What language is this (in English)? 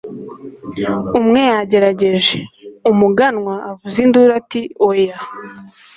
Kinyarwanda